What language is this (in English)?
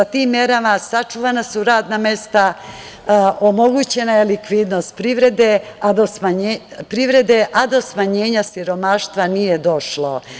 Serbian